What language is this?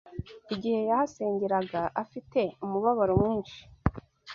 Kinyarwanda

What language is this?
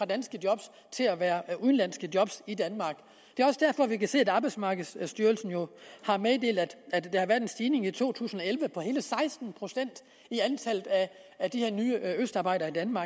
Danish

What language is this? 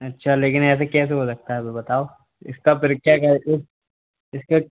Hindi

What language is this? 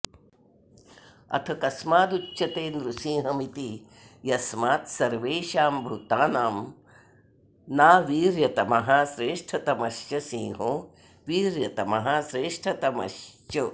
Sanskrit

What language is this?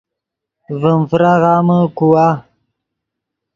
Yidgha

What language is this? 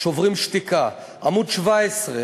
Hebrew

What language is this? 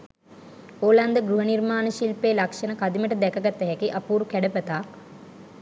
Sinhala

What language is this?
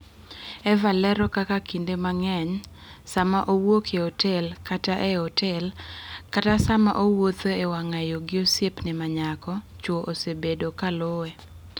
Luo (Kenya and Tanzania)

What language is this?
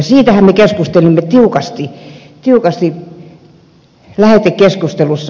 Finnish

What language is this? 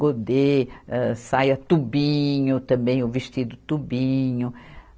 Portuguese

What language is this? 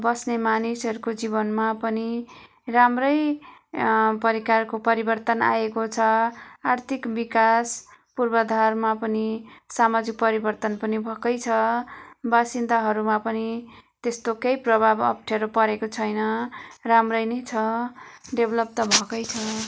Nepali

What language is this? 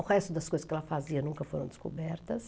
Portuguese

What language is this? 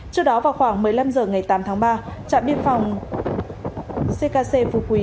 Vietnamese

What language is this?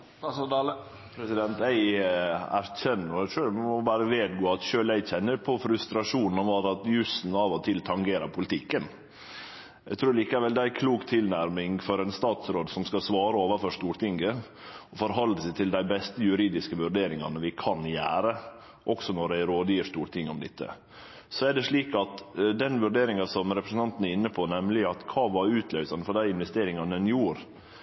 Norwegian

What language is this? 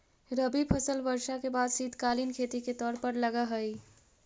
Magahi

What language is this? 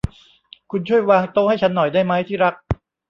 Thai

